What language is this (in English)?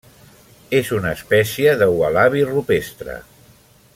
Catalan